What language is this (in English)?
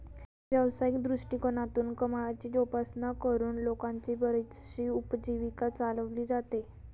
Marathi